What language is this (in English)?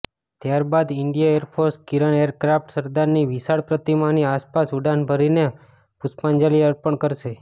Gujarati